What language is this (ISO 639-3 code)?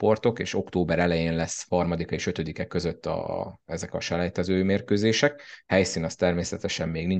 hun